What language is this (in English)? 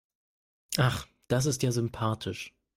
German